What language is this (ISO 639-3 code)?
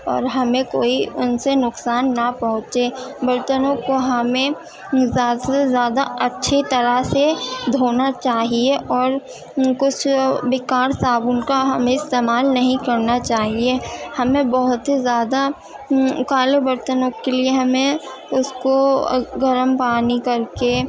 urd